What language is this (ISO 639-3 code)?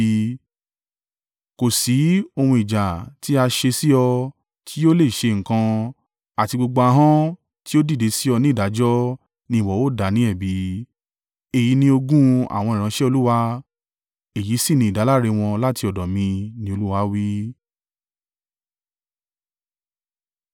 yor